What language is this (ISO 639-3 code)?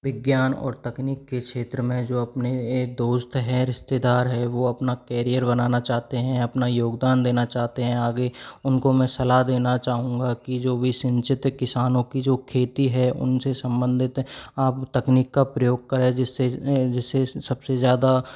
hin